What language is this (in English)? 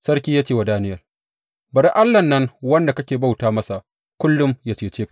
Hausa